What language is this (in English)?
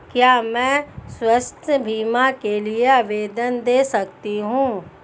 Hindi